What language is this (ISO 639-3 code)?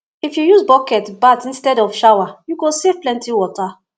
pcm